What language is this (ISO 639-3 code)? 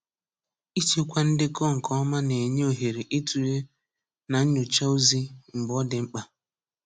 ibo